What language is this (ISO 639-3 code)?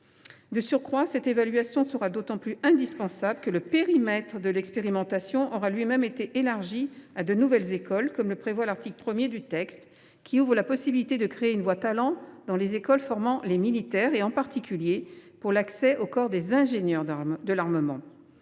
fra